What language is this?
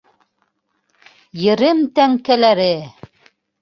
Bashkir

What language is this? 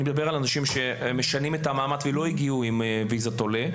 Hebrew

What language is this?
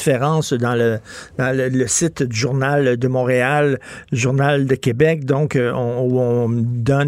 French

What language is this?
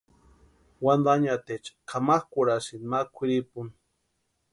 Western Highland Purepecha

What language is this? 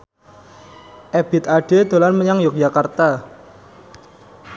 Javanese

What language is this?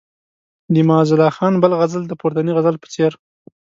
Pashto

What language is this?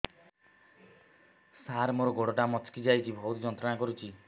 Odia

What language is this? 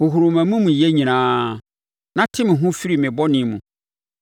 Akan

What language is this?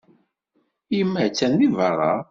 Kabyle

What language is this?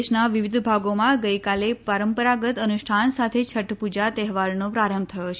Gujarati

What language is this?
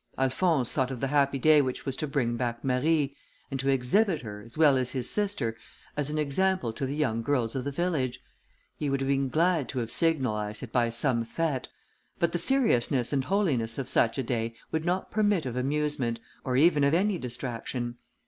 English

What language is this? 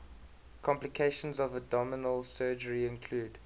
English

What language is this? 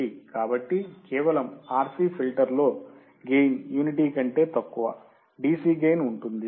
Telugu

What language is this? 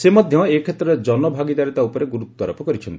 Odia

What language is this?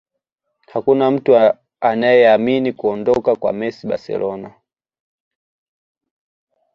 Swahili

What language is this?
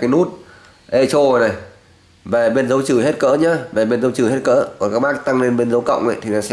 Vietnamese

